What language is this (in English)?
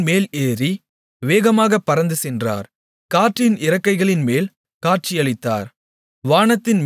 Tamil